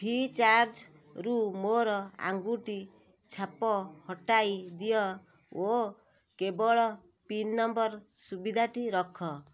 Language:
Odia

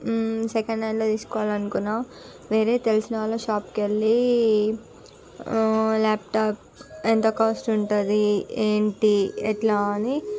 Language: Telugu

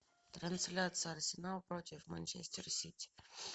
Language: Russian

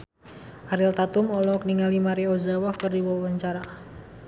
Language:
Sundanese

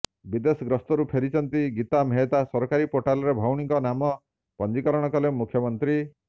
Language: Odia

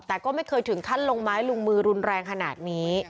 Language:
Thai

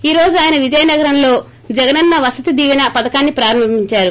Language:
Telugu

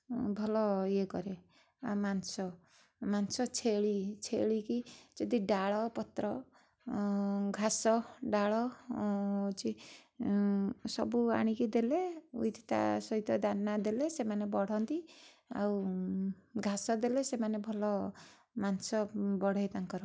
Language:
Odia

